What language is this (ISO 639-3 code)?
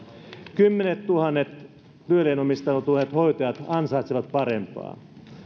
fin